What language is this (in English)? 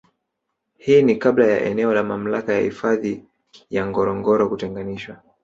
Swahili